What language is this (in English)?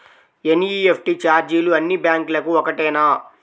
Telugu